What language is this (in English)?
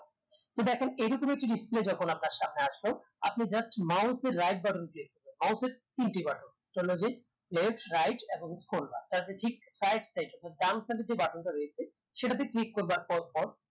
Bangla